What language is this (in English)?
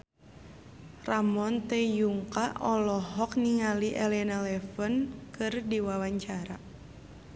Sundanese